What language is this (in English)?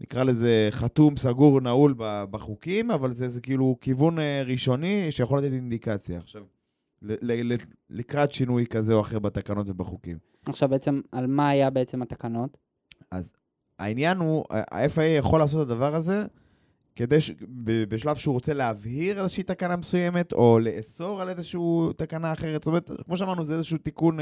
Hebrew